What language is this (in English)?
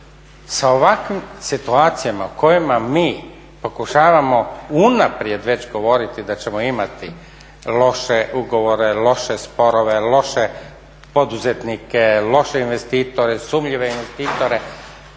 Croatian